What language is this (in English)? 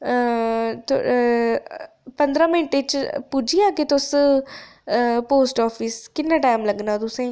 Dogri